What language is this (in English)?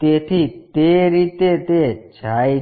Gujarati